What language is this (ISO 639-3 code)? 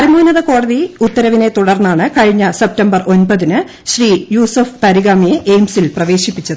mal